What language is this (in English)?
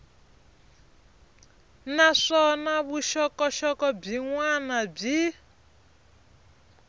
Tsonga